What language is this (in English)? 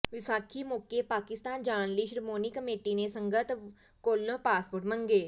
Punjabi